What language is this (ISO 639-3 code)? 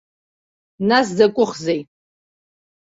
abk